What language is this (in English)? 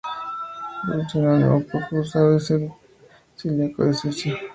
Spanish